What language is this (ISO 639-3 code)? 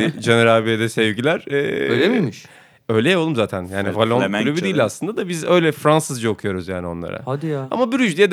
tur